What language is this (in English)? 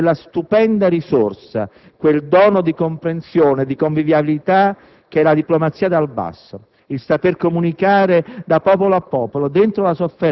Italian